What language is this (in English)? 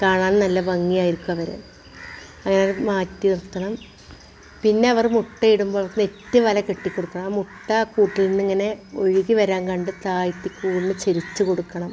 Malayalam